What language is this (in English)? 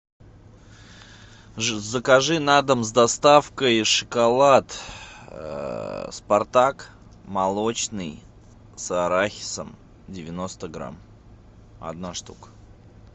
Russian